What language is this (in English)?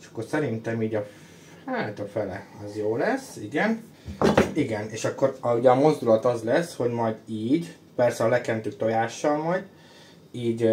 Hungarian